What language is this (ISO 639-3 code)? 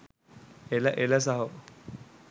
sin